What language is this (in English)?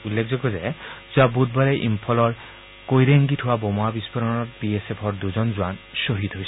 Assamese